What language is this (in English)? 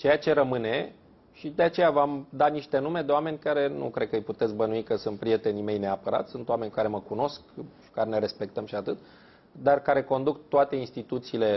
Romanian